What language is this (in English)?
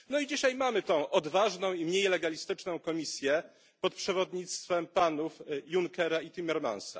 Polish